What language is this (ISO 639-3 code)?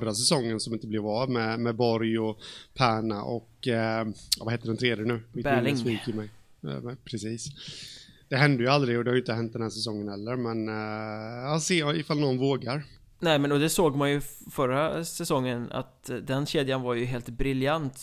swe